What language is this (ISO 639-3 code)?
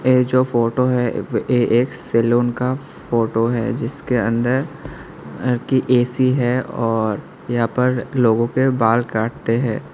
hin